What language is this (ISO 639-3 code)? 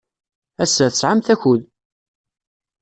kab